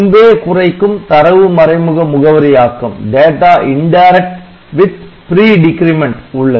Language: Tamil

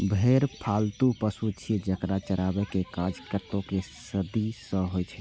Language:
Maithili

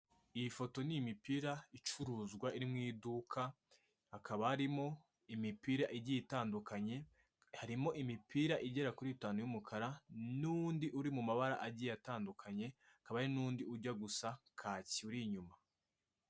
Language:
Kinyarwanda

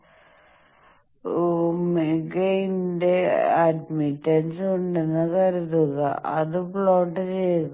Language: Malayalam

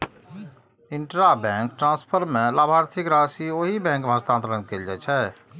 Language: Maithili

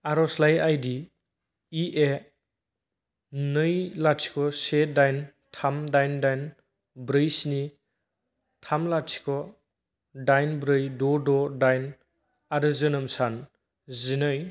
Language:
Bodo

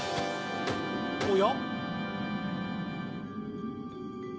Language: Japanese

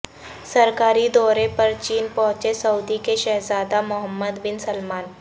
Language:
Urdu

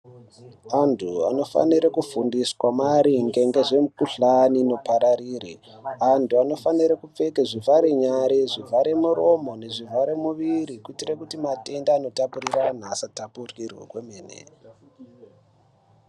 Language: Ndau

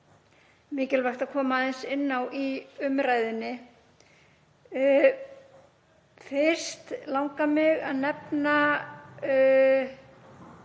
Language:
Icelandic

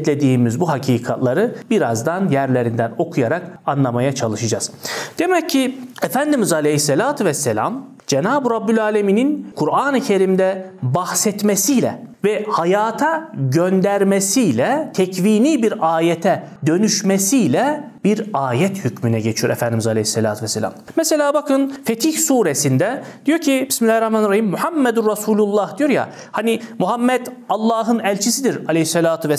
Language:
Turkish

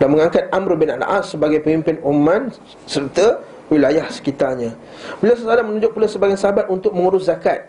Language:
Malay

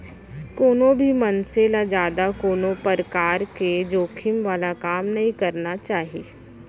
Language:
Chhattisgarhi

